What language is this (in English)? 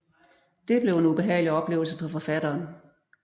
Danish